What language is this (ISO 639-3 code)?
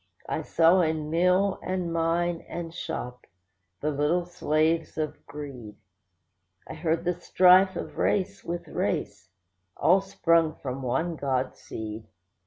eng